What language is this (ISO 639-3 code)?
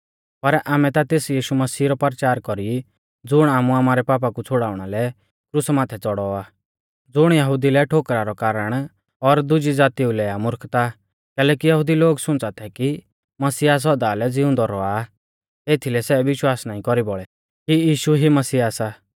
bfz